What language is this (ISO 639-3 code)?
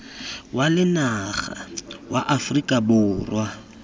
tsn